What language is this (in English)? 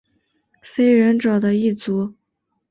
Chinese